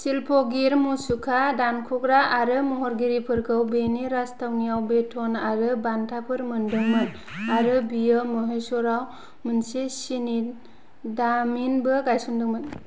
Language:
Bodo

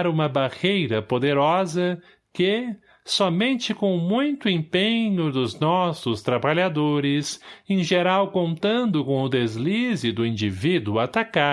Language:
Portuguese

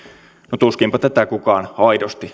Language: Finnish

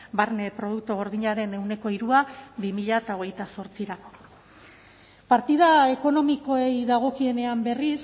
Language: Basque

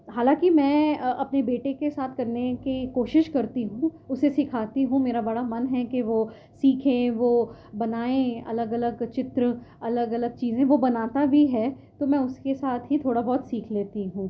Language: Urdu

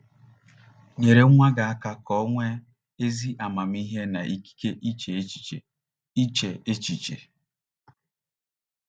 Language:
Igbo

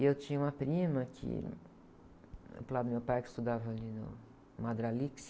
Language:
Portuguese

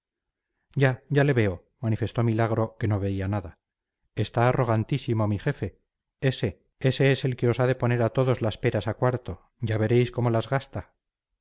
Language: Spanish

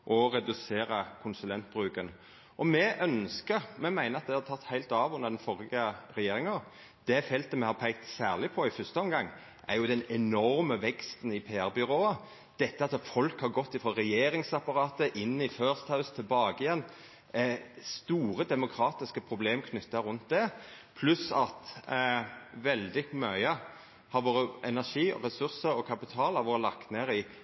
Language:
Norwegian Nynorsk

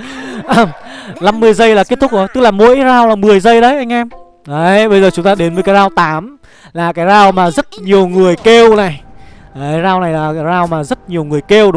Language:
Vietnamese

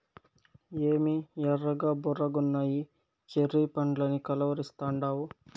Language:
Telugu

